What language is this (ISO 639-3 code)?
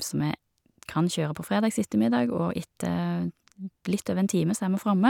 nor